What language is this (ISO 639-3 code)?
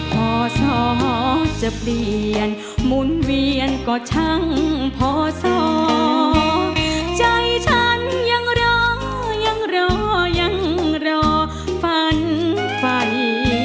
tha